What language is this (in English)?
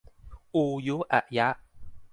Thai